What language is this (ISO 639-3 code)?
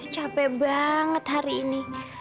ind